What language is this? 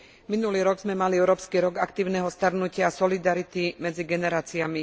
Slovak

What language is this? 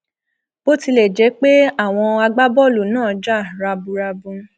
Yoruba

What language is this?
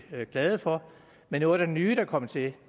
Danish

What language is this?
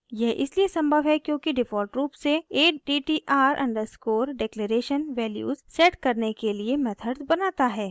Hindi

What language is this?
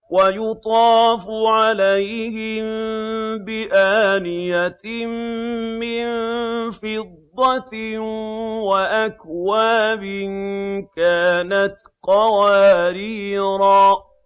Arabic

